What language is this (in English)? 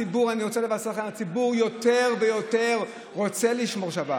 Hebrew